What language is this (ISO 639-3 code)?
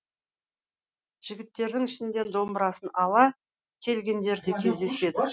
kaz